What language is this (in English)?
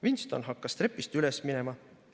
Estonian